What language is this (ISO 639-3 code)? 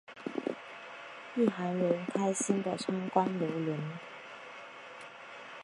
zho